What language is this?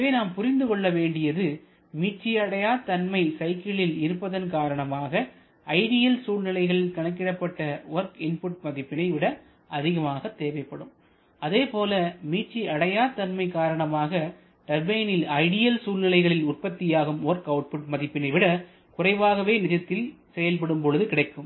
Tamil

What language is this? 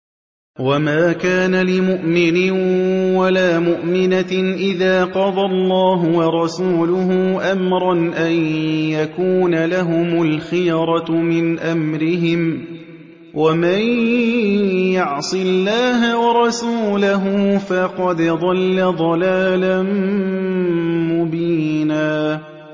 Arabic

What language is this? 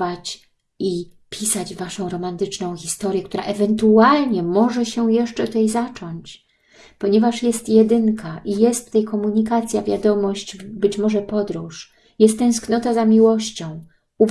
Polish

